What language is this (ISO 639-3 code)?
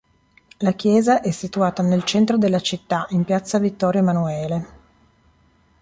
ita